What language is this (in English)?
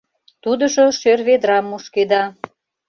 Mari